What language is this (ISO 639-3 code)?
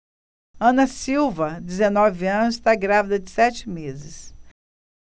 por